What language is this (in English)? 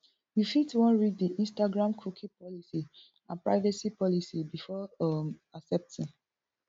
Nigerian Pidgin